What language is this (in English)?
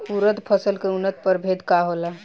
Bhojpuri